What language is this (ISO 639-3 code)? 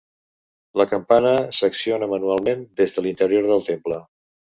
cat